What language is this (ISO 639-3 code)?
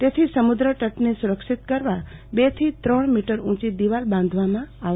guj